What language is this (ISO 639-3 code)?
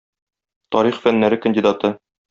tat